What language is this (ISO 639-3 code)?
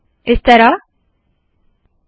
hin